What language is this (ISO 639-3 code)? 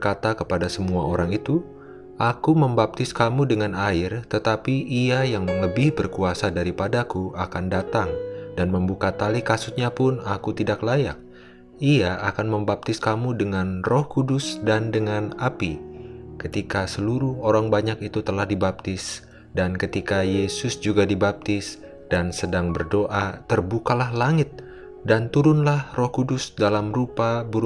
ind